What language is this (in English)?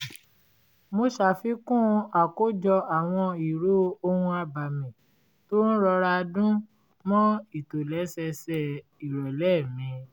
Yoruba